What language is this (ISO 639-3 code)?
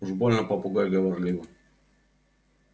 rus